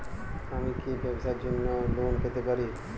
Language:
Bangla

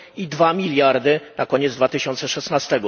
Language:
Polish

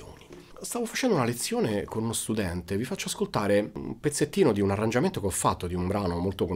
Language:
Italian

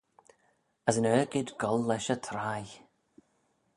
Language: Manx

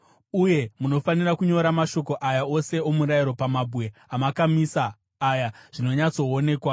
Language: Shona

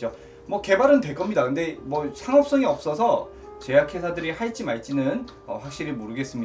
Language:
Korean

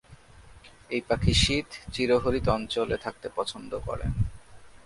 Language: Bangla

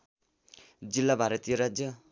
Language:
Nepali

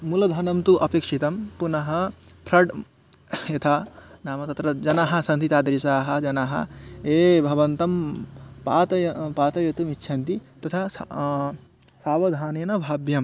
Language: Sanskrit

